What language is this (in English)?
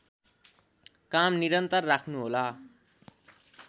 Nepali